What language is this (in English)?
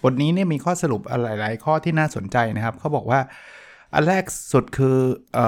Thai